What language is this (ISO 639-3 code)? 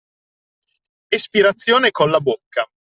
ita